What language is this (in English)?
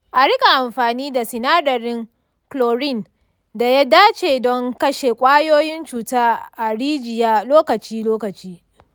Hausa